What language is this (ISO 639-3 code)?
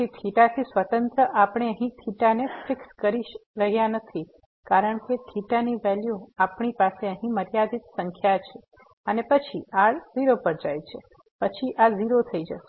guj